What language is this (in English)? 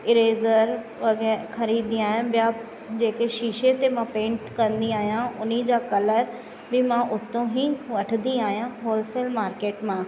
Sindhi